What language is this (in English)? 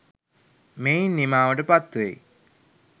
Sinhala